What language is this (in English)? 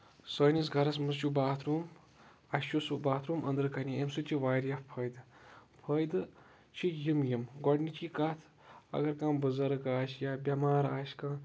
Kashmiri